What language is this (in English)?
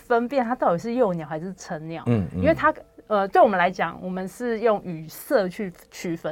Chinese